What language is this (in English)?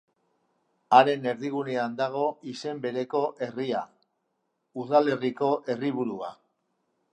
Basque